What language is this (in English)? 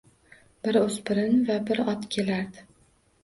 Uzbek